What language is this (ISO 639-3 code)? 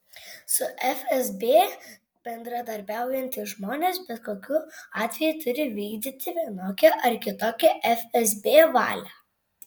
lit